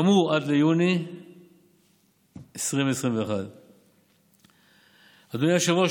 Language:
Hebrew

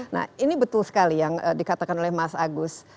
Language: Indonesian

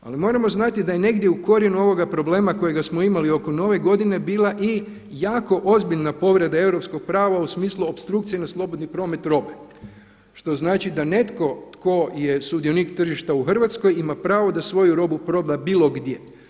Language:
Croatian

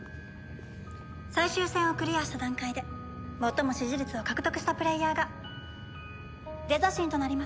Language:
Japanese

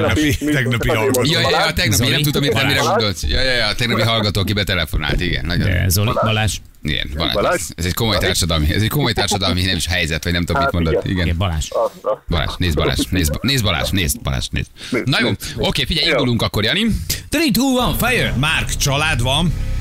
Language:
Hungarian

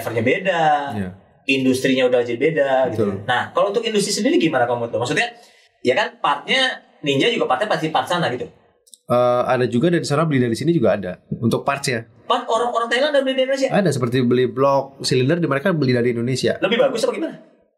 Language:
Indonesian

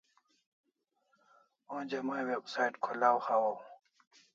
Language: Kalasha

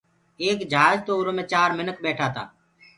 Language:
Gurgula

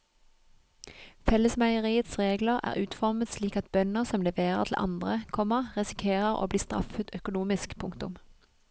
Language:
Norwegian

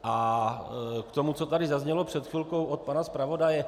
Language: Czech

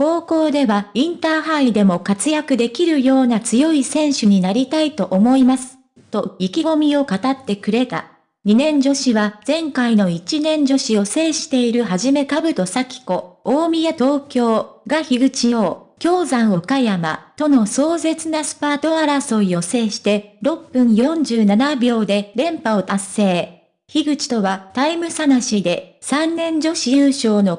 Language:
Japanese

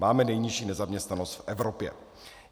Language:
Czech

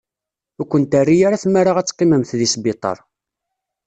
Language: Kabyle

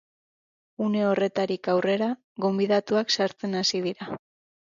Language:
Basque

